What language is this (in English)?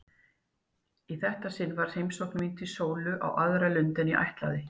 Icelandic